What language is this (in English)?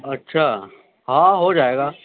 Urdu